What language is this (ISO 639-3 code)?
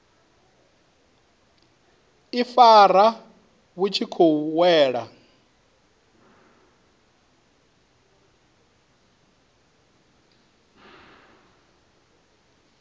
ven